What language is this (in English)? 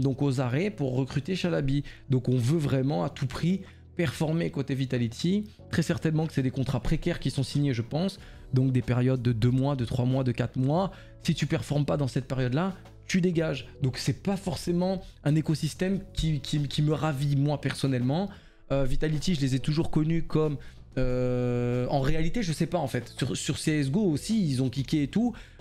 French